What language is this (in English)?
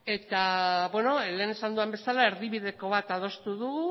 Basque